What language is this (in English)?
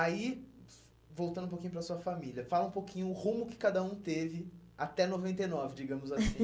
Portuguese